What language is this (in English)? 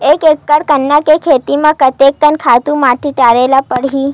Chhattisgarhi